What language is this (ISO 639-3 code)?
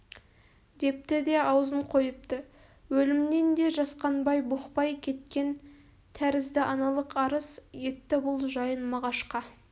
kaz